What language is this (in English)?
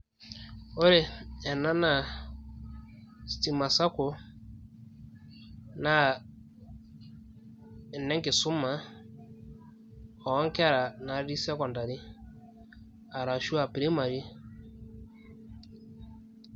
Masai